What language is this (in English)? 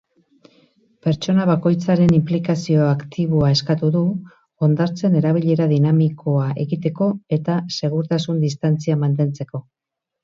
Basque